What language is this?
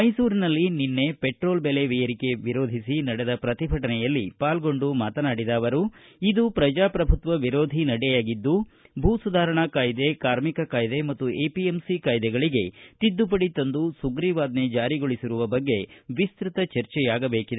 Kannada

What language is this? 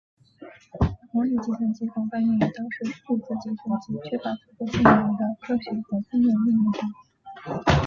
Chinese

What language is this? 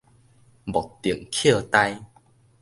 Min Nan Chinese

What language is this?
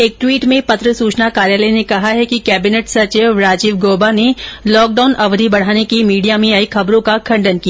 Hindi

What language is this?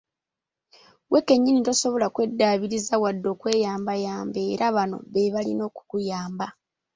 Ganda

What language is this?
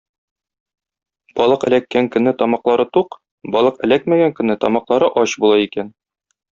Tatar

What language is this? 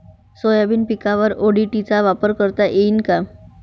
Marathi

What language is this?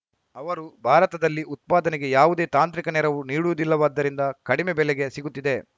Kannada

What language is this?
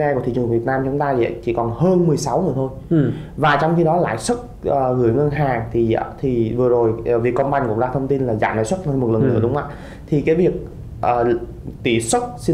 Vietnamese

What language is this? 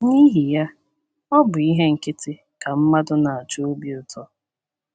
Igbo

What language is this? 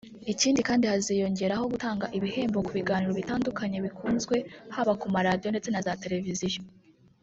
Kinyarwanda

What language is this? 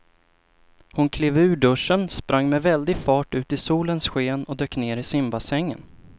Swedish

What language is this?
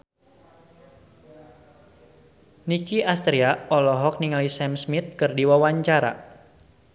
Sundanese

